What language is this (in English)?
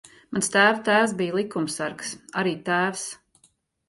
Latvian